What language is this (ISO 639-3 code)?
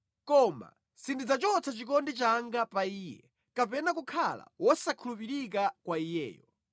nya